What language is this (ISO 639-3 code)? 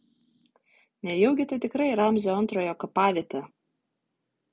lit